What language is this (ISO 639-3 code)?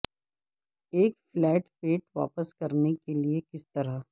urd